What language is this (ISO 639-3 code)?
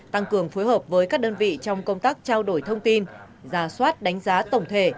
vie